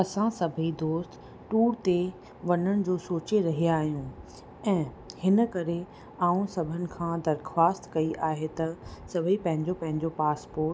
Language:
Sindhi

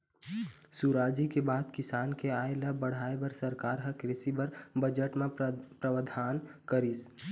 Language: Chhattisgarhi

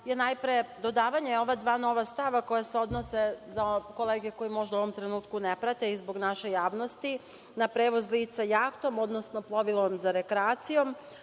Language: Serbian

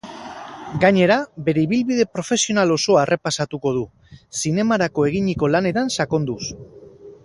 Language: Basque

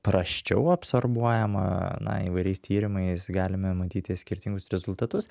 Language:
Lithuanian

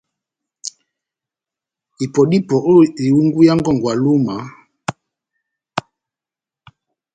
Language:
Batanga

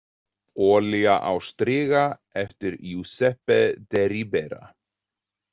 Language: Icelandic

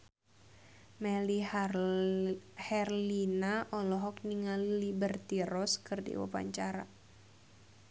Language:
Sundanese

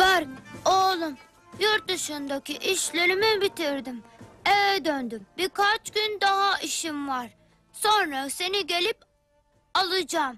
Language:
Turkish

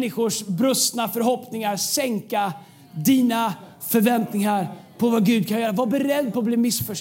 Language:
Swedish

